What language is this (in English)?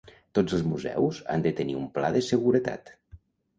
Catalan